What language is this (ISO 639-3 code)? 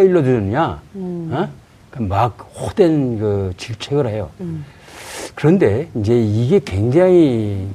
kor